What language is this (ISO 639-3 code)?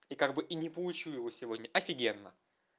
rus